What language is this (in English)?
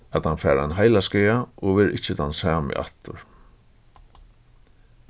Faroese